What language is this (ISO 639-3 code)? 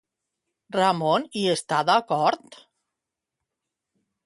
cat